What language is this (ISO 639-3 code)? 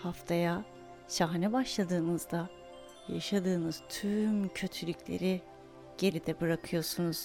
tur